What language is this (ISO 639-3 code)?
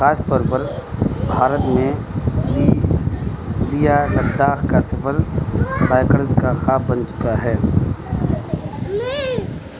urd